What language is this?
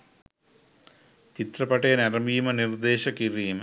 Sinhala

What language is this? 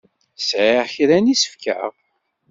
Kabyle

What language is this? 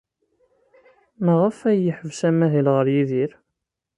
Kabyle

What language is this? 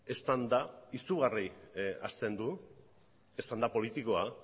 Basque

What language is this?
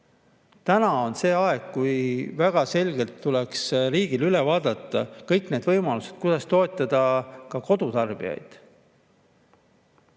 Estonian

